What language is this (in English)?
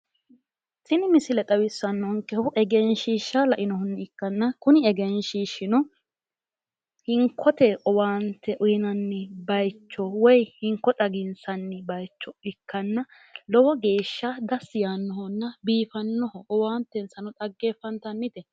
Sidamo